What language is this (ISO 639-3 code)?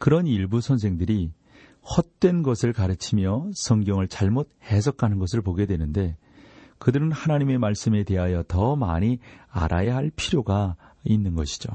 kor